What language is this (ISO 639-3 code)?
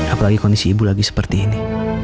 ind